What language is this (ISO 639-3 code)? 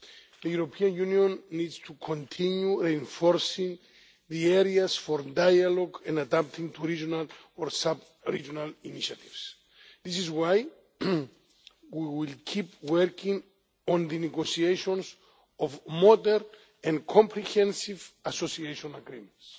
eng